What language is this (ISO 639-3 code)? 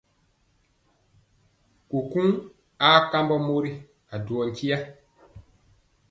mcx